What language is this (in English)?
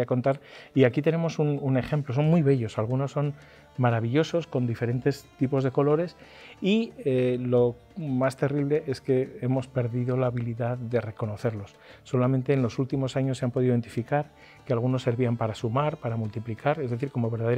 Spanish